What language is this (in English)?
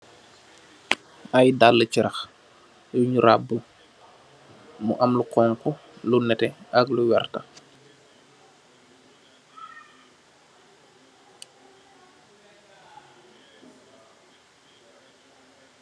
Wolof